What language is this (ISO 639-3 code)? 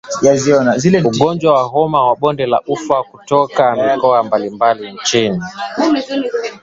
swa